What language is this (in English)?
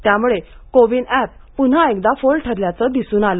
Marathi